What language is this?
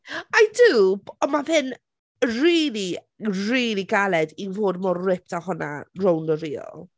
Welsh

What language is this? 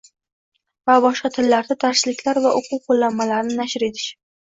Uzbek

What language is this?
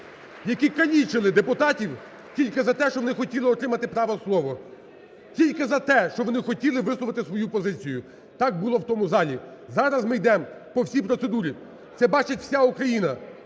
Ukrainian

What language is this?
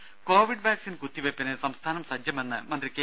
Malayalam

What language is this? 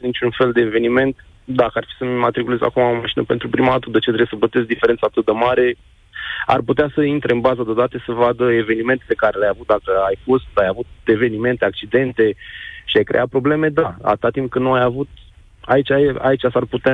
Romanian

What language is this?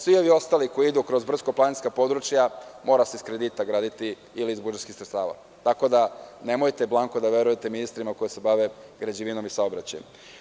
Serbian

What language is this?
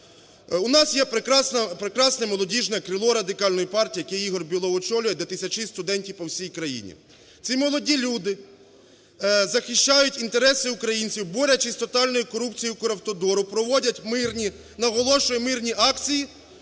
Ukrainian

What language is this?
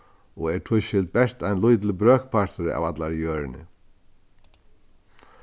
Faroese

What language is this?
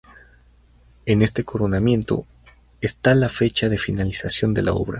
Spanish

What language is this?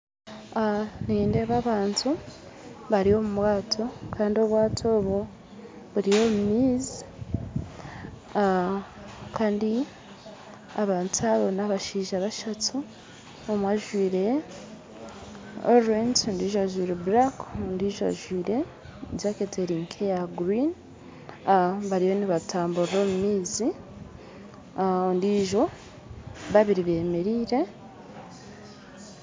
Nyankole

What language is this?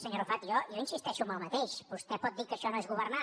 Catalan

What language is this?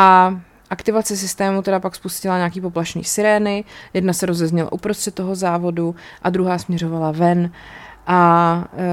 Czech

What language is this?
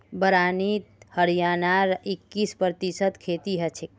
Magahi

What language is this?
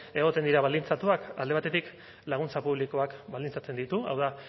Basque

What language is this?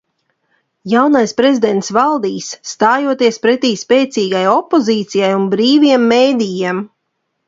Latvian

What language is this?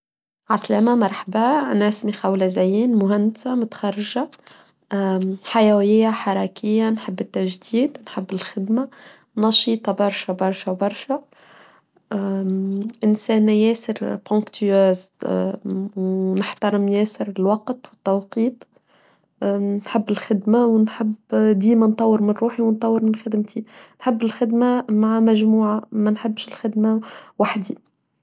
Tunisian Arabic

